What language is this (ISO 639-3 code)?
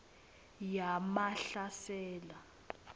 ssw